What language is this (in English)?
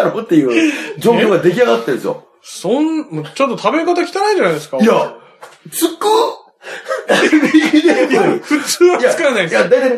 Japanese